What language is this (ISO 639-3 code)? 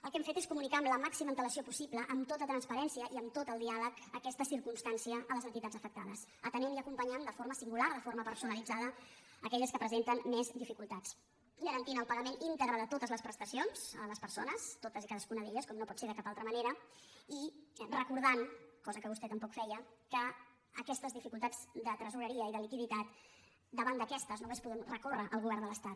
cat